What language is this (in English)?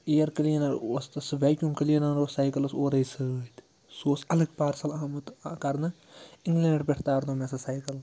Kashmiri